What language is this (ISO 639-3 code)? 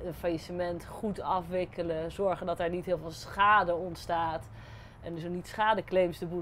nld